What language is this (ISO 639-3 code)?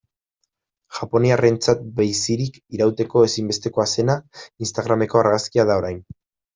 eus